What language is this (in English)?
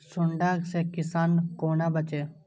Maithili